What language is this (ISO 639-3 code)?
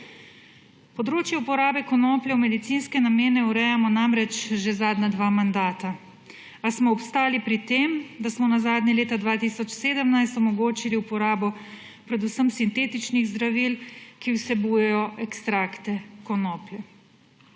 slv